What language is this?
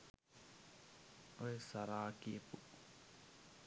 Sinhala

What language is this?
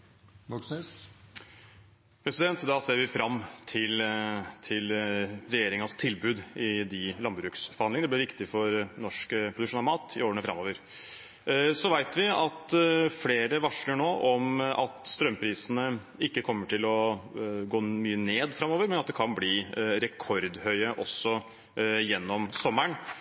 Norwegian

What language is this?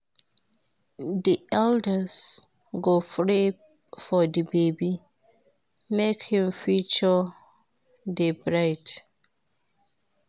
Nigerian Pidgin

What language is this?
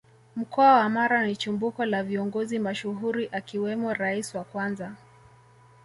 Swahili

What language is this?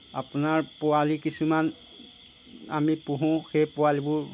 Assamese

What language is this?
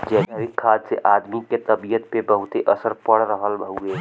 Bhojpuri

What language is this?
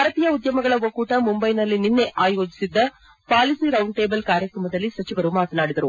Kannada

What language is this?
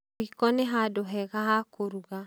Kikuyu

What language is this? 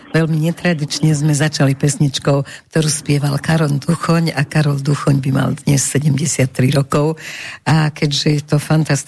Slovak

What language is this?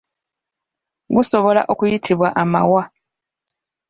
Ganda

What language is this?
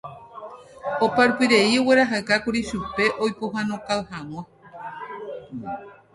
Guarani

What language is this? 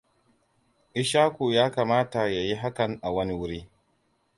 Hausa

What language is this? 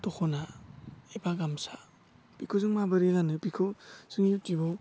Bodo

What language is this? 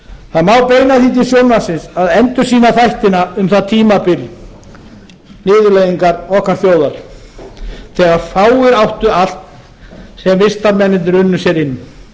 Icelandic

